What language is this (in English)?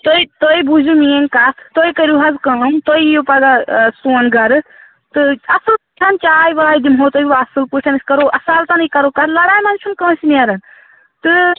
Kashmiri